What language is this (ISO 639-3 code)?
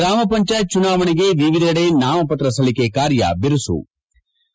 kan